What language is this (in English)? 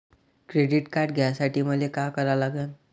Marathi